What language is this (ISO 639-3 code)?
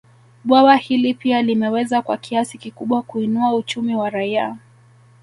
swa